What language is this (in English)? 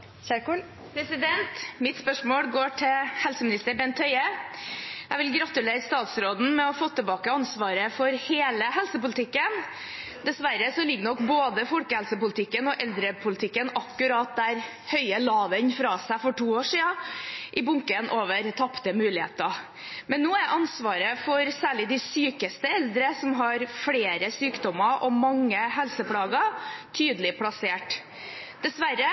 Norwegian Bokmål